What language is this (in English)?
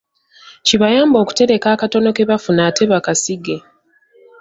Ganda